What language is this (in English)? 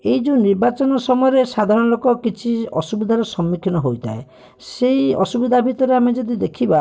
Odia